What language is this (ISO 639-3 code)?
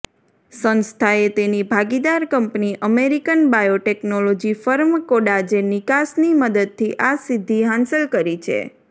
guj